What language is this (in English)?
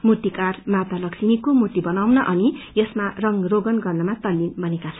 Nepali